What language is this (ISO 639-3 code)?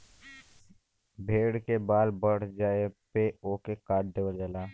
bho